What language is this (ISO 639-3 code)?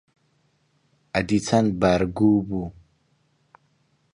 ckb